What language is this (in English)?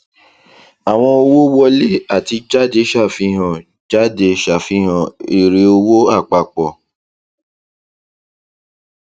Yoruba